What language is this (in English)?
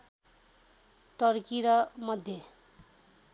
Nepali